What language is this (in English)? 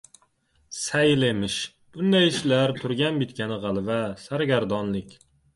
Uzbek